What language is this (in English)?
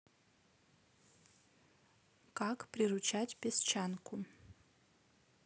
Russian